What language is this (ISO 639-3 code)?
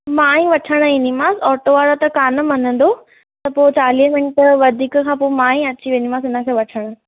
snd